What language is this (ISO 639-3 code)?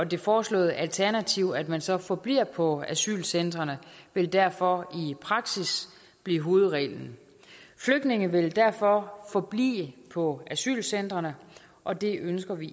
dan